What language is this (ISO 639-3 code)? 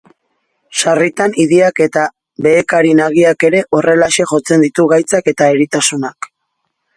eus